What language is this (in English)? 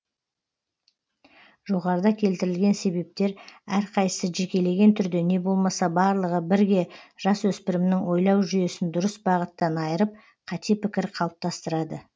Kazakh